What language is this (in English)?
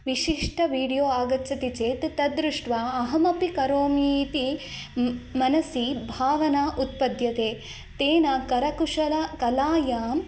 Sanskrit